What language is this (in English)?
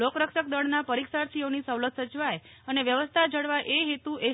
Gujarati